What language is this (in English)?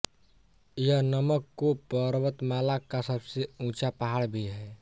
Hindi